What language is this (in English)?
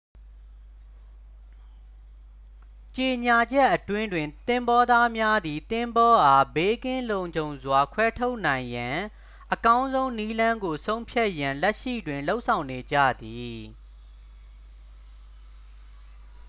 Burmese